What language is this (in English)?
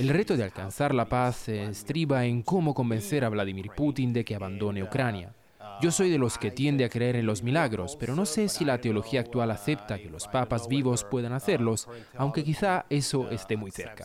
Spanish